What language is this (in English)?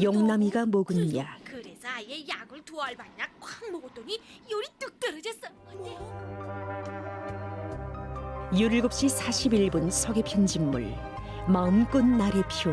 Korean